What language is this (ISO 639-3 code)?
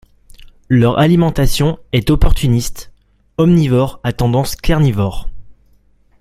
fra